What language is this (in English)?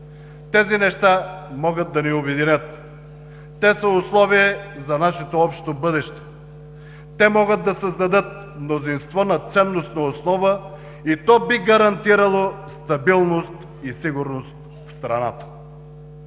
Bulgarian